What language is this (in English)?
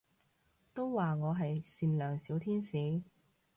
Cantonese